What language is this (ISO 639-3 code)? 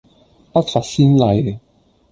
yue